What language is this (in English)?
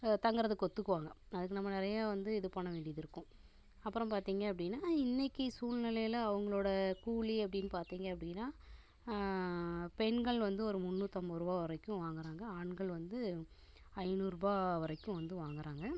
Tamil